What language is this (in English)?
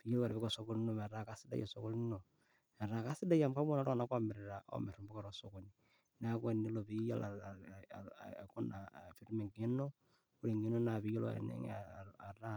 Masai